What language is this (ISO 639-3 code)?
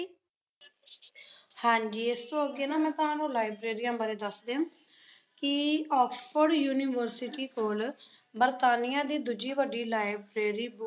pan